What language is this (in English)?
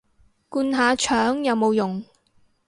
Cantonese